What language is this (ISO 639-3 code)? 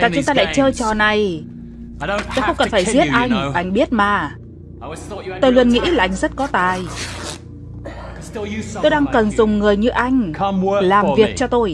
vie